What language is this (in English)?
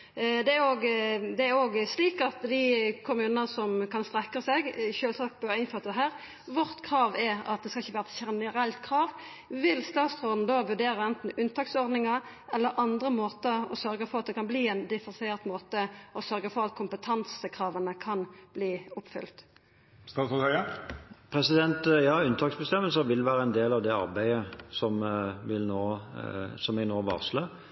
Norwegian